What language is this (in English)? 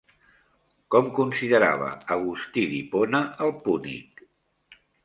Catalan